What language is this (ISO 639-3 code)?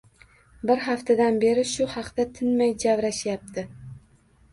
uzb